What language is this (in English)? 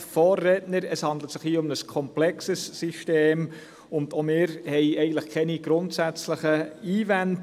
Swiss German